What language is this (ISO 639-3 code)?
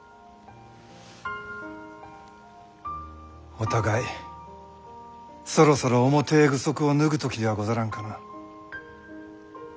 jpn